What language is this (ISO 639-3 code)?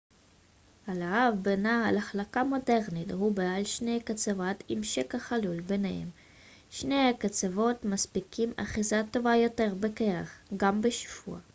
heb